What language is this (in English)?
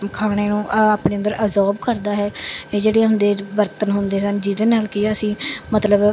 Punjabi